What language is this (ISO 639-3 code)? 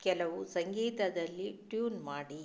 kan